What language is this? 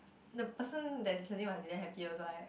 English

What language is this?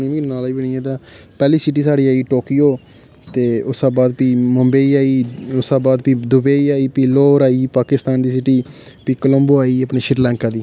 Dogri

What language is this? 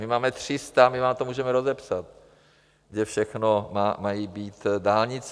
Czech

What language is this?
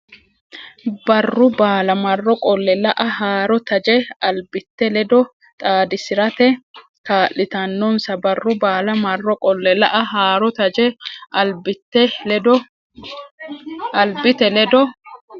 Sidamo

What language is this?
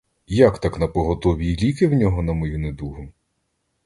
Ukrainian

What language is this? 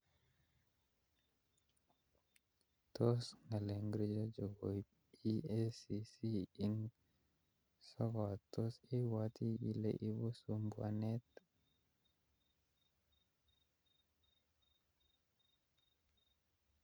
Kalenjin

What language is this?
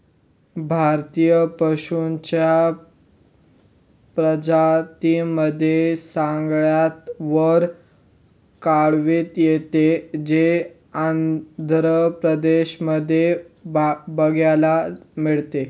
Marathi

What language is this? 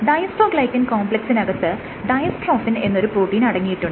Malayalam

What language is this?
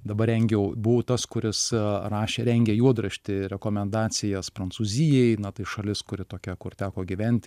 Lithuanian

